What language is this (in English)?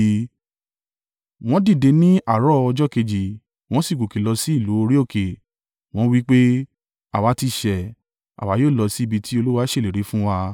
Yoruba